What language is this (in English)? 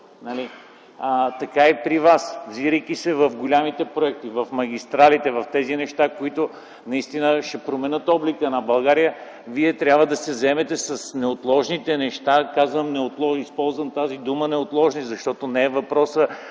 Bulgarian